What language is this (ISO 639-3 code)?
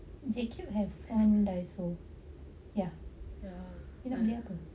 eng